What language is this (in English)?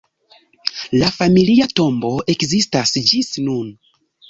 Esperanto